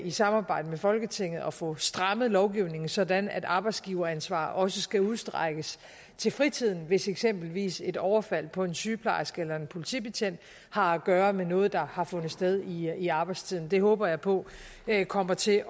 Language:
Danish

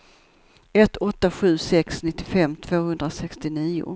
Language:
Swedish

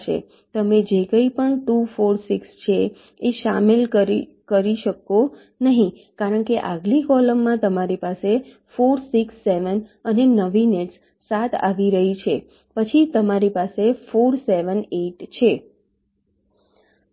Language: Gujarati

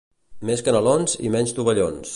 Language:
Catalan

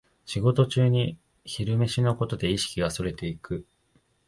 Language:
Japanese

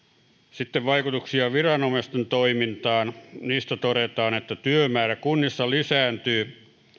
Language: Finnish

